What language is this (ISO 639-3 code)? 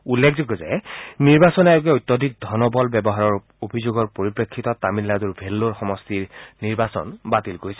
asm